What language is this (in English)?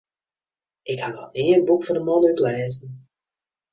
Western Frisian